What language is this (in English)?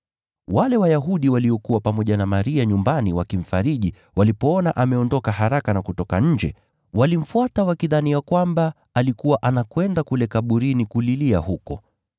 Swahili